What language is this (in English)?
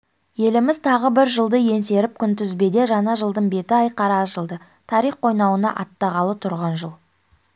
Kazakh